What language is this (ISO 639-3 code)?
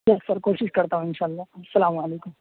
urd